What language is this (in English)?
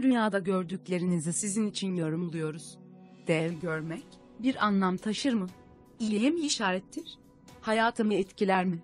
Turkish